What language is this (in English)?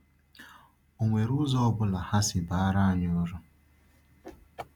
Igbo